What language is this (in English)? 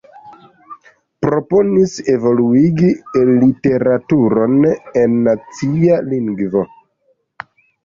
Esperanto